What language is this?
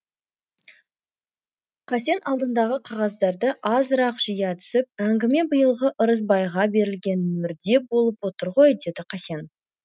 Kazakh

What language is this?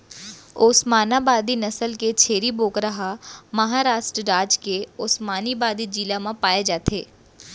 Chhattisgarhi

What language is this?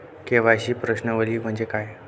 Marathi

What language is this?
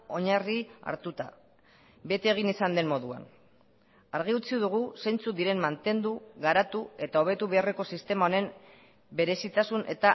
Basque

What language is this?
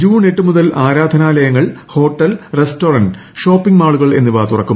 Malayalam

